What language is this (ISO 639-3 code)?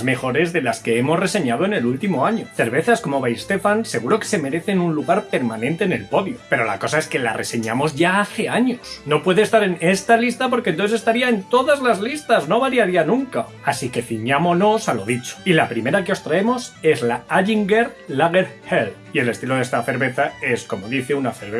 spa